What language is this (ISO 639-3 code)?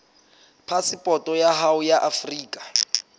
sot